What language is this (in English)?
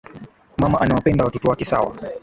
Swahili